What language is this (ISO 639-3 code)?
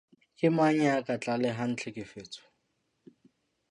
sot